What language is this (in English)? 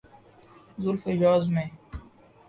Urdu